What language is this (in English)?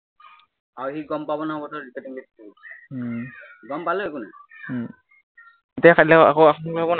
Assamese